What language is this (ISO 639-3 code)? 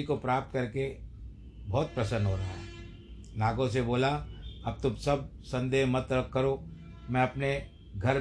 hin